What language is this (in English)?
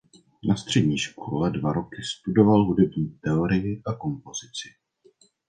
Czech